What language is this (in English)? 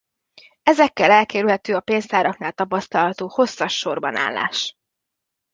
Hungarian